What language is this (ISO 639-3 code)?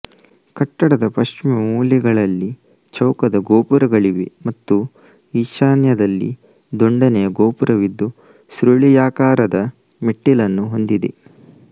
kan